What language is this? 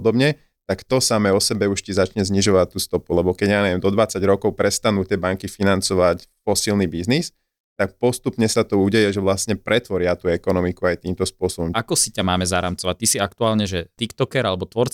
Slovak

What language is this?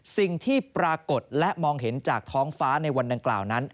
Thai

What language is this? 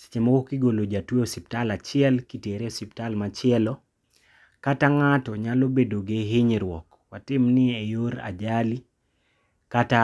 Luo (Kenya and Tanzania)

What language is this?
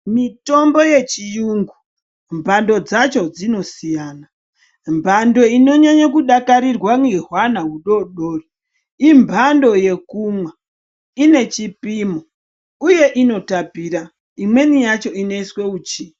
Ndau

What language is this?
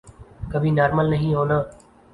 Urdu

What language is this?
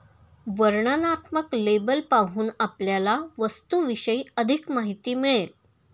Marathi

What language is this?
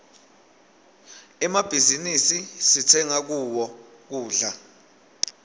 Swati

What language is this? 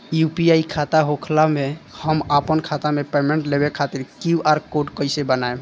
Bhojpuri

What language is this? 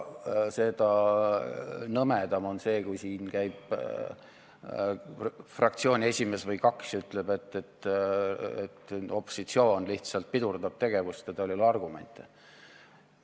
Estonian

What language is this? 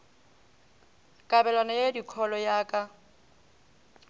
Northern Sotho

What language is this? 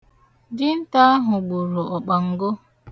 Igbo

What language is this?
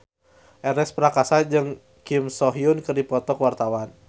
Sundanese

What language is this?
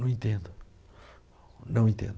Portuguese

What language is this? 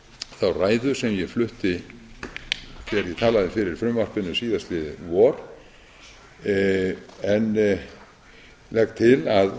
Icelandic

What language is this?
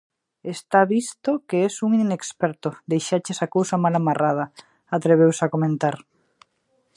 Galician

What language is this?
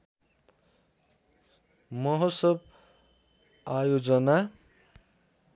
Nepali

